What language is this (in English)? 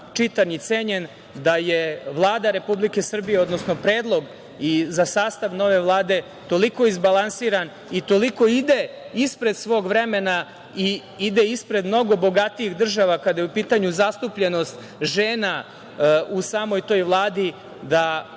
Serbian